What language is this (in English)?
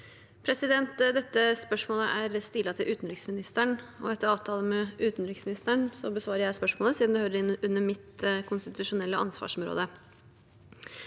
Norwegian